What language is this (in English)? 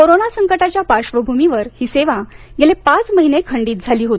Marathi